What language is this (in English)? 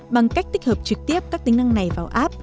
Vietnamese